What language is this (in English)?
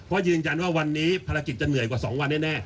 Thai